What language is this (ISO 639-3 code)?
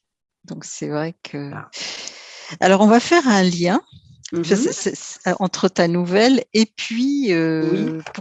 fra